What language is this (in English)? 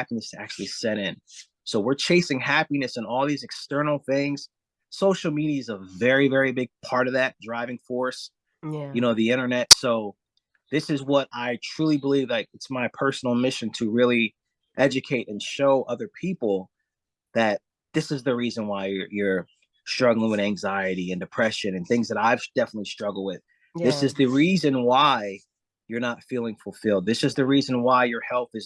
English